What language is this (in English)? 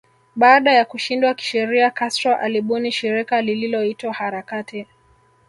Swahili